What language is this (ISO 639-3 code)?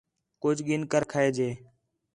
xhe